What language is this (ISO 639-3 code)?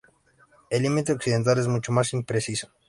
spa